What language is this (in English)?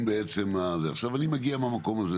Hebrew